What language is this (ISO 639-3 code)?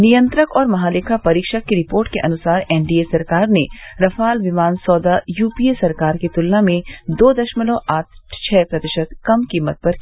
hin